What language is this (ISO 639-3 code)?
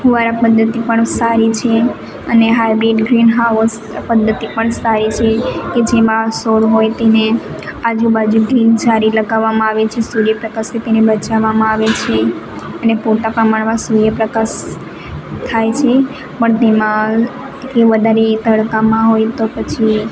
guj